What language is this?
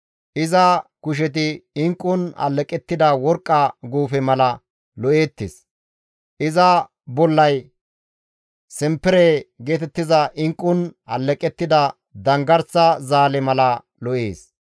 Gamo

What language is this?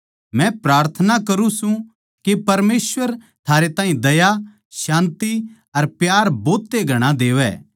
Haryanvi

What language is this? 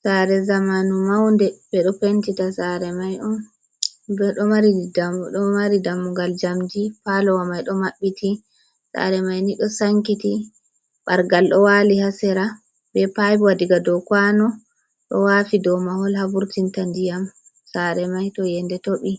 Fula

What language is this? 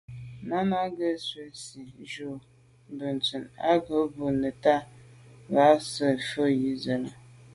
Medumba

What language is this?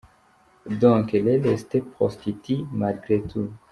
Kinyarwanda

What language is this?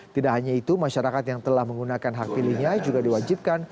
Indonesian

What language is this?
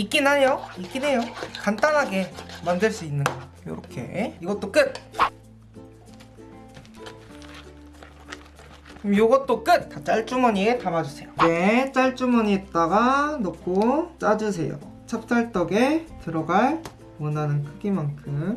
Korean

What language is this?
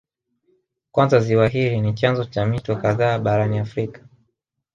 Swahili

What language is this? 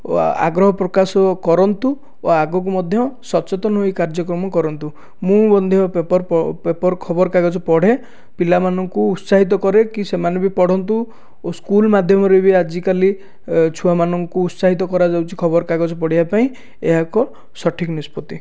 Odia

